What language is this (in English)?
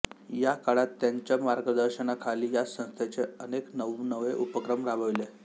Marathi